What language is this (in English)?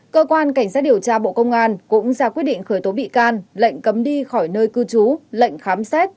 Vietnamese